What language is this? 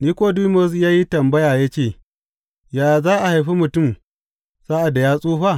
Hausa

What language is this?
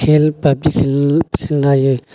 Urdu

